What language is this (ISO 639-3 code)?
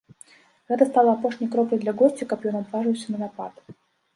bel